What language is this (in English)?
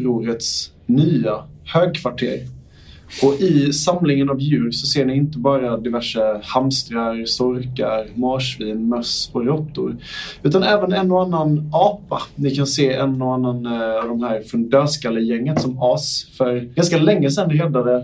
Swedish